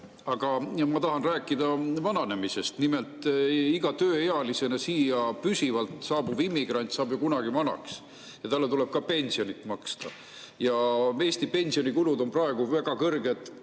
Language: Estonian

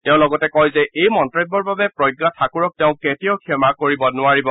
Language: Assamese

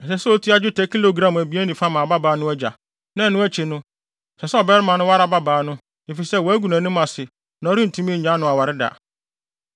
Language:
Akan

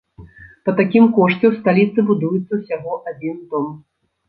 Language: Belarusian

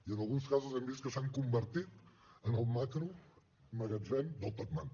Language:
Catalan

